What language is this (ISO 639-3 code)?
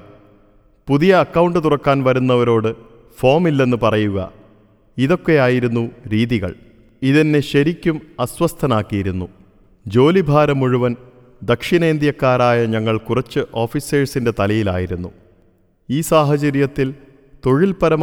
mal